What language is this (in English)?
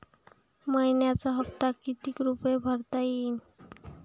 Marathi